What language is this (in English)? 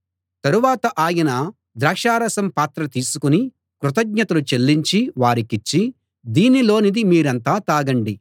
Telugu